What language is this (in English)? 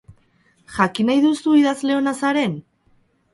Basque